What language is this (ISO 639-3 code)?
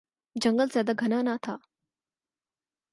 urd